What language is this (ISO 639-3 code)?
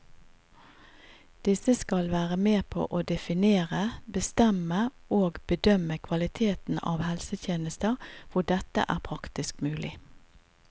nor